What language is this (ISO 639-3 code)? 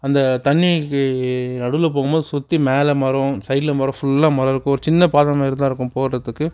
tam